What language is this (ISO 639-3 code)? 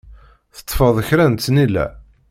kab